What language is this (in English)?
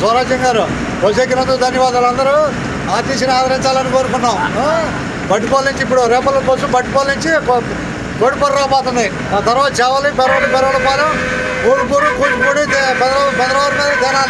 Romanian